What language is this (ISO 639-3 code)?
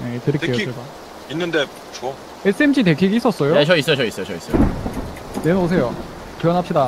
kor